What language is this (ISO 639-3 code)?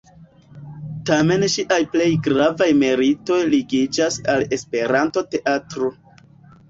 epo